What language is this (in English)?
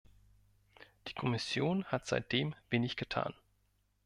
German